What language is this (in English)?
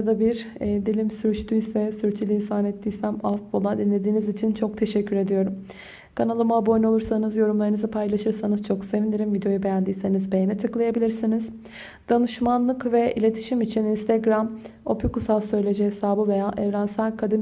Turkish